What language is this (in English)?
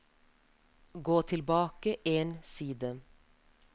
Norwegian